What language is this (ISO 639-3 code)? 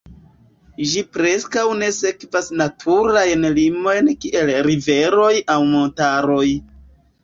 epo